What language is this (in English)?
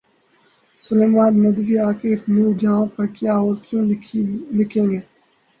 Urdu